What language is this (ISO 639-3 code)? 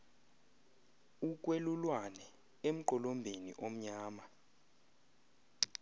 xho